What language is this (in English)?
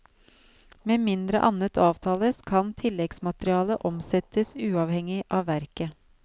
Norwegian